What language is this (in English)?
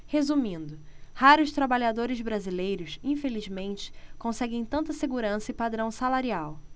Portuguese